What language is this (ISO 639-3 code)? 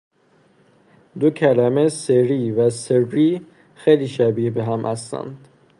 fas